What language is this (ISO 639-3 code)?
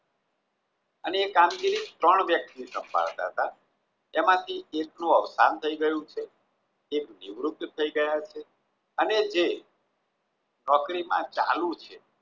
guj